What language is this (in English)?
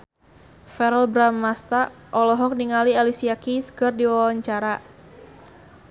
Sundanese